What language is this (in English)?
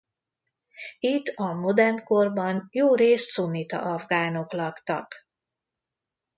Hungarian